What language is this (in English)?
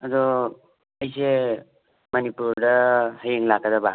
Manipuri